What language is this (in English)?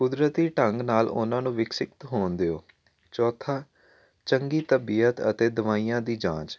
Punjabi